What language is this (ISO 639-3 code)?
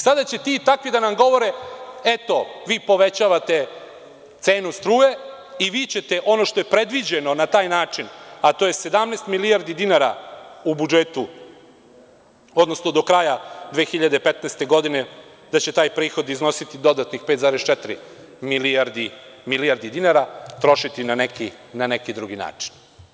srp